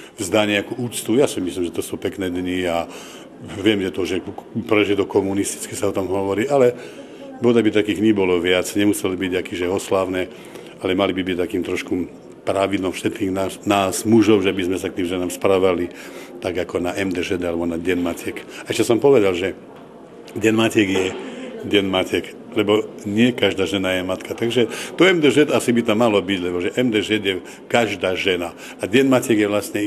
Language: Slovak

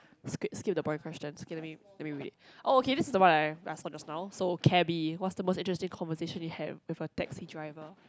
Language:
English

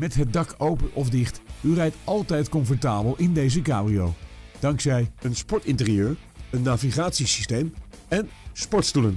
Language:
Dutch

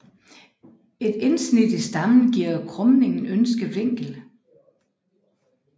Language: Danish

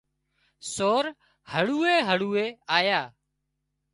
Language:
Wadiyara Koli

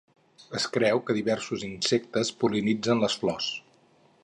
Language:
Catalan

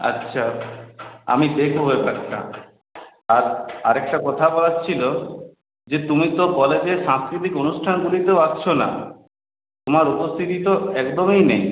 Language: Bangla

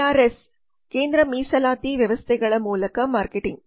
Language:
Kannada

